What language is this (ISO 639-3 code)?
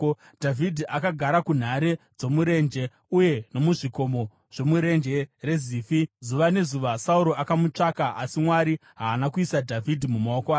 sna